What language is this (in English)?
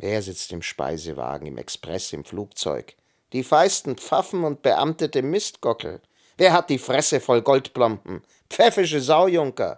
German